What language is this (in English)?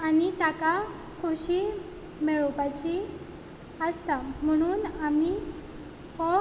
Konkani